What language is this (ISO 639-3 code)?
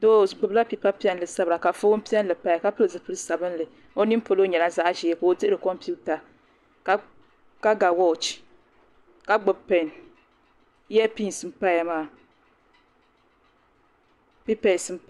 dag